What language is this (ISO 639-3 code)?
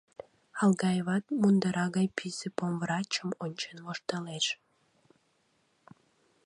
chm